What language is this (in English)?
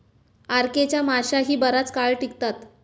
Marathi